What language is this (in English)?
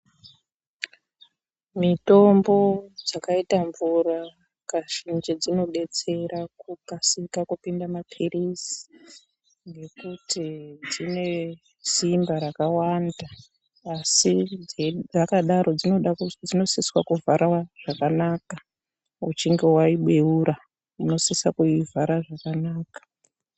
Ndau